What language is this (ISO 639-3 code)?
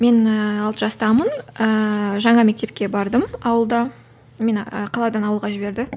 kaz